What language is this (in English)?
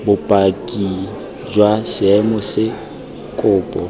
Tswana